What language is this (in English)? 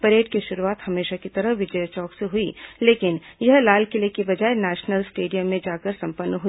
Hindi